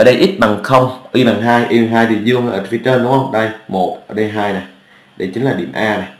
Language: Vietnamese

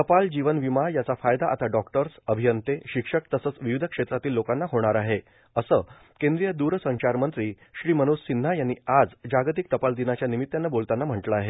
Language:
Marathi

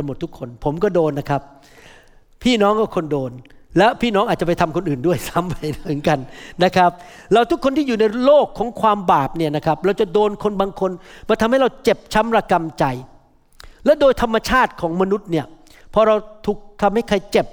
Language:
Thai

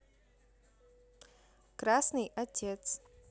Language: Russian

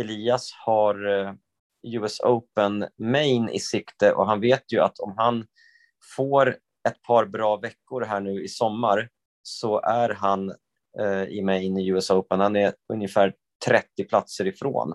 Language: Swedish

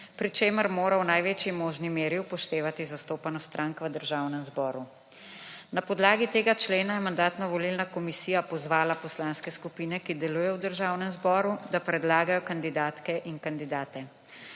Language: Slovenian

